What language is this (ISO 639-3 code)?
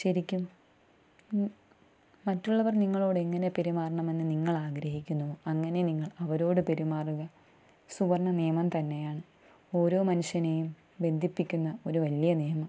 mal